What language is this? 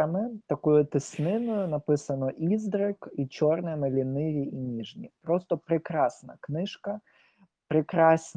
Ukrainian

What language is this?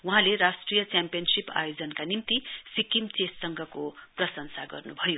Nepali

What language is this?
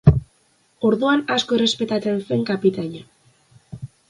Basque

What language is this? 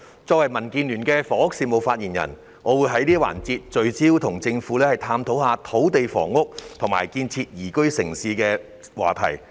Cantonese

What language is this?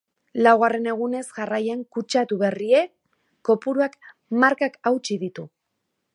Basque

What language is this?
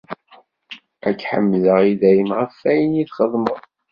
Kabyle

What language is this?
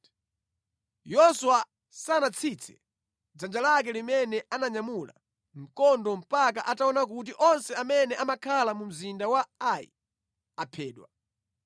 Nyanja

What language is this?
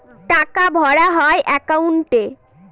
Bangla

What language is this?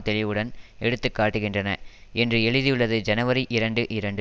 Tamil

